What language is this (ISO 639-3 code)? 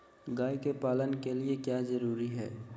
mag